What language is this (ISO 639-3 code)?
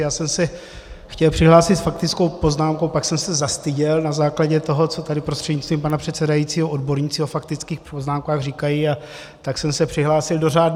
ces